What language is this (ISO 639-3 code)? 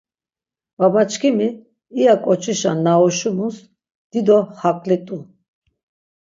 lzz